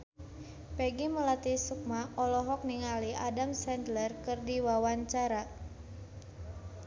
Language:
Sundanese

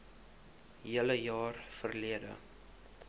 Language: Afrikaans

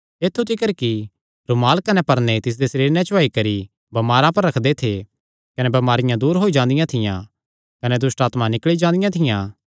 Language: Kangri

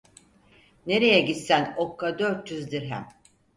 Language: Turkish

